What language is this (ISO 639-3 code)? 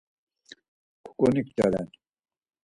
lzz